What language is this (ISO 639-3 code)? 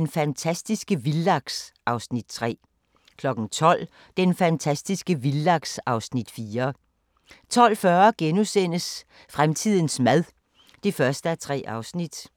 dan